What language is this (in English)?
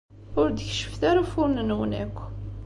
Kabyle